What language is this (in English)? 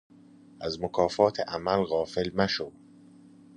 Persian